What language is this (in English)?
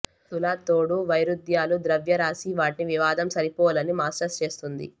Telugu